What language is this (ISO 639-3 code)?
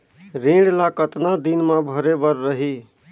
hne